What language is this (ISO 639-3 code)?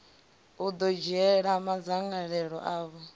ven